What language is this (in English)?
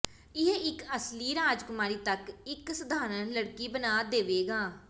Punjabi